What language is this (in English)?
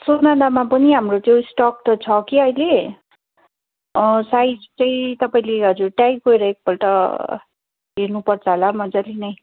Nepali